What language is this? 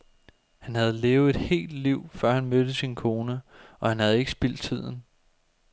Danish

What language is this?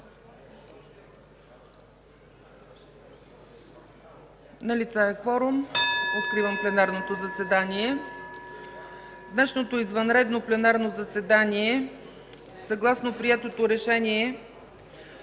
Bulgarian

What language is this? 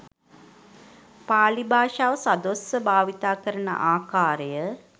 Sinhala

